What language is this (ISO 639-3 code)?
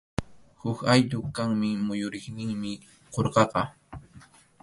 qxu